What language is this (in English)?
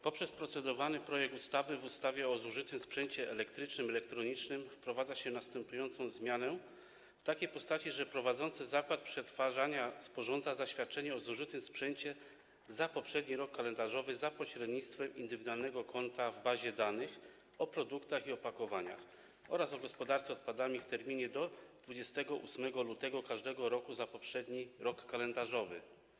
Polish